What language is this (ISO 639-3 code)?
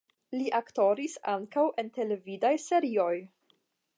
epo